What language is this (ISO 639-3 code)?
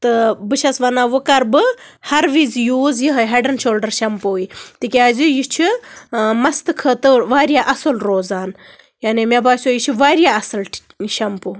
kas